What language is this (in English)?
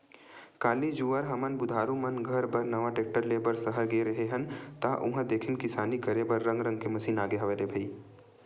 Chhattisgarhi